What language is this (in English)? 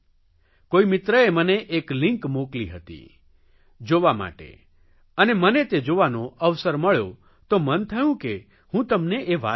Gujarati